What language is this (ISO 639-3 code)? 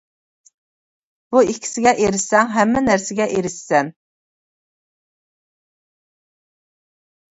uig